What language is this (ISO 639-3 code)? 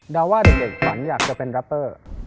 tha